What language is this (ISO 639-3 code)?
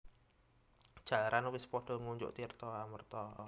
jav